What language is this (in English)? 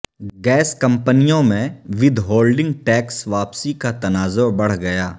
Urdu